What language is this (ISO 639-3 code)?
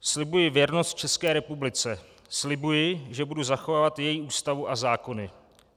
ces